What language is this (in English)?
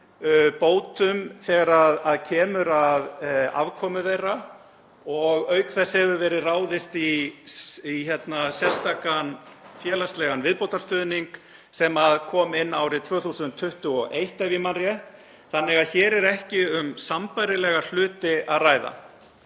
Icelandic